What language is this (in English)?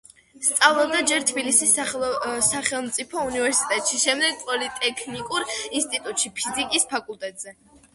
Georgian